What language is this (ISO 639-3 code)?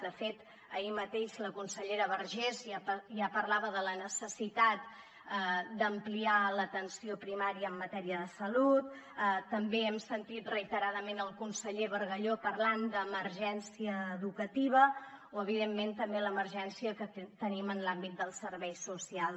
cat